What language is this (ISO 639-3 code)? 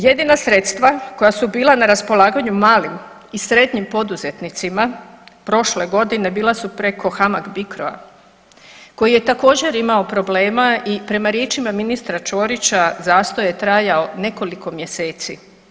hrv